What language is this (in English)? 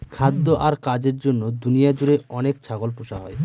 Bangla